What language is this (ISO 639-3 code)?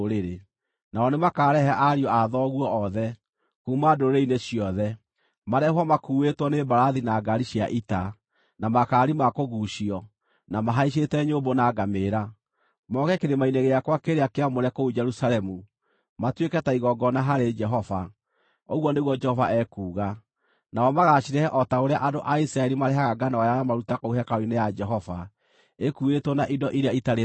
kik